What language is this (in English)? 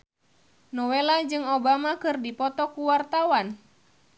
Sundanese